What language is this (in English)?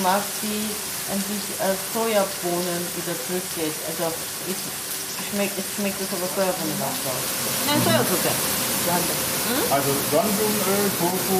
German